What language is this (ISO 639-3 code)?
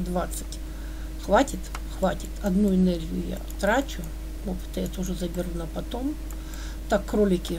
rus